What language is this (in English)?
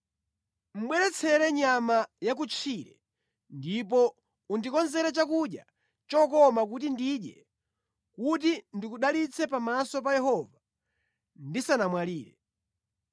Nyanja